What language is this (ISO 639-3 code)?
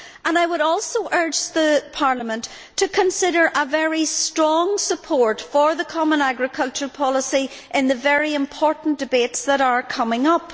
eng